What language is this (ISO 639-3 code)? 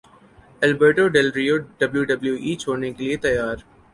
urd